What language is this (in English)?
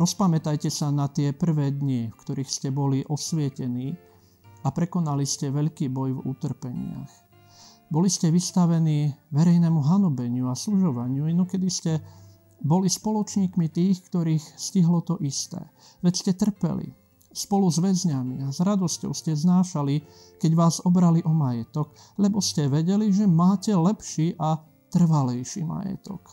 Slovak